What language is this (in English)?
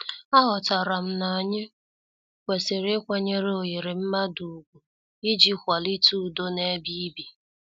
Igbo